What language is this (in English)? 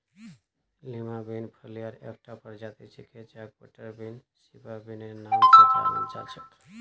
Magahi